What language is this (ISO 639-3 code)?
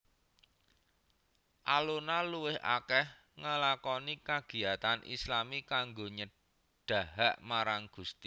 jav